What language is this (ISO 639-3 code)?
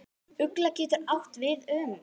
isl